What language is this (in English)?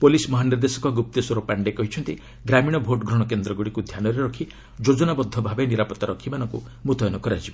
Odia